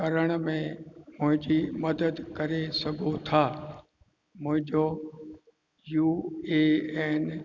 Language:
Sindhi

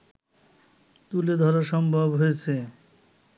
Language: Bangla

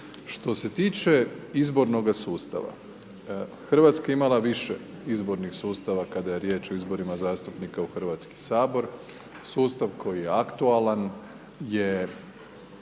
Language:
Croatian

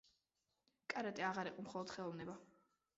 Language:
Georgian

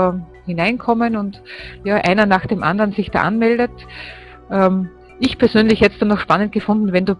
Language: German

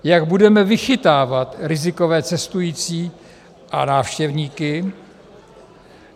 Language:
Czech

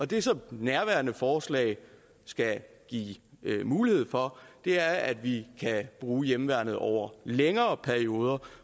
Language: Danish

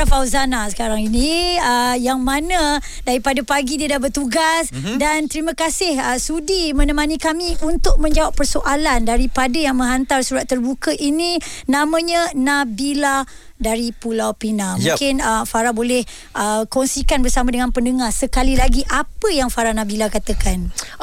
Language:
Malay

